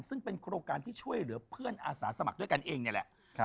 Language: Thai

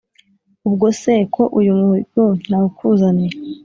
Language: Kinyarwanda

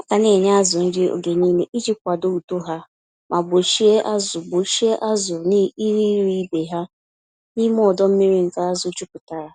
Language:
Igbo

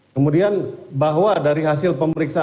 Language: Indonesian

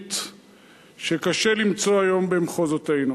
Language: Hebrew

